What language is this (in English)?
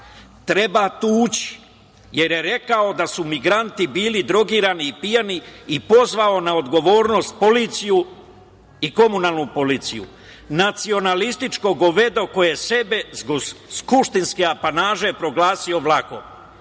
Serbian